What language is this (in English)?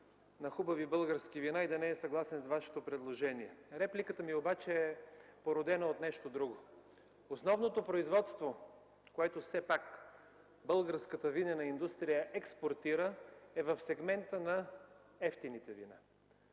Bulgarian